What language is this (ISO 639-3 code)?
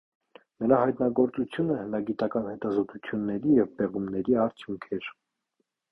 hye